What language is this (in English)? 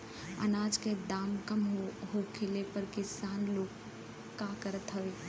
Bhojpuri